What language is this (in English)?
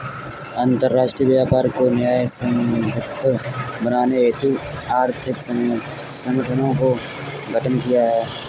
Hindi